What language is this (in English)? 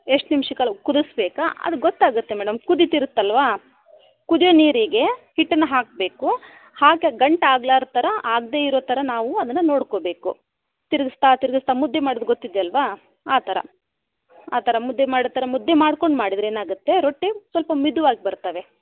Kannada